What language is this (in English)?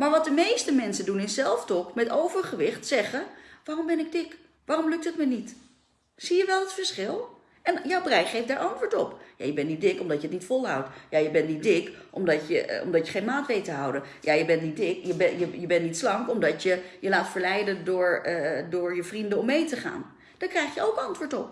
Dutch